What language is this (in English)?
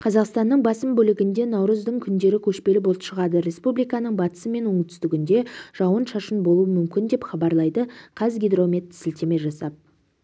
Kazakh